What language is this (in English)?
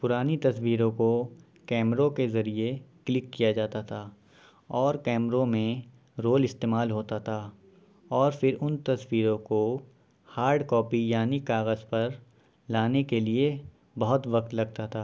Urdu